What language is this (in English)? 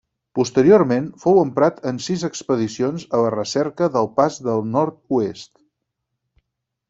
Catalan